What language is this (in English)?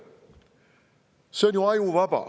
Estonian